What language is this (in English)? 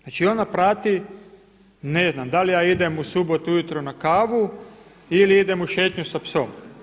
Croatian